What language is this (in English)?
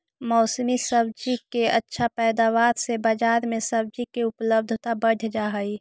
Magahi